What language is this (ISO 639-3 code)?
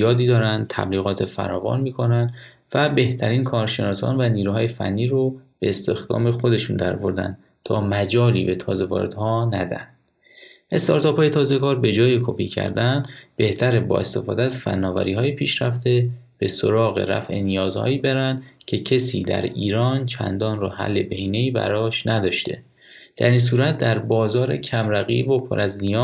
fas